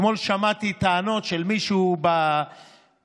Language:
Hebrew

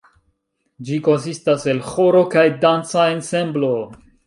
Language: Esperanto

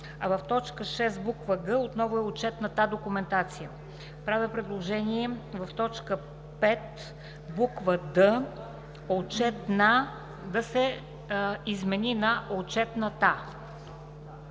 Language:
Bulgarian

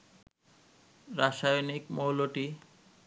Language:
Bangla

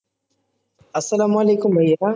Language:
Bangla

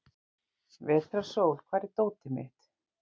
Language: Icelandic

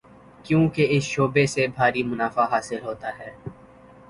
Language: Urdu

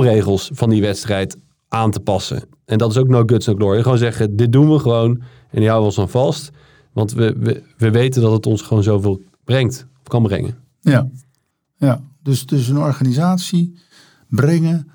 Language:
Dutch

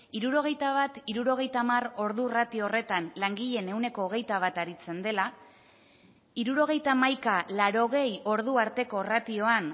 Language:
Basque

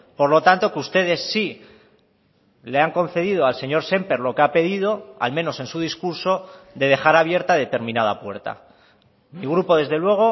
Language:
Spanish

